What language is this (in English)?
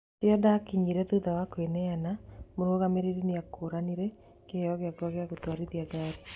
Kikuyu